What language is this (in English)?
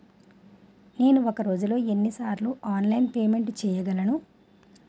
Telugu